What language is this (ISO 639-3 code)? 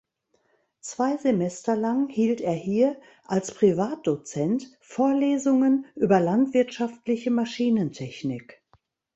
deu